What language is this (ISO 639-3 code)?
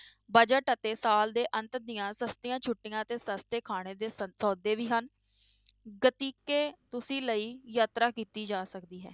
pan